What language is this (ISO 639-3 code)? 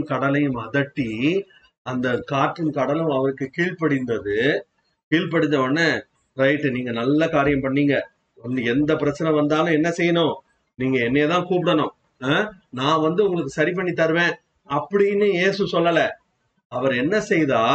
tam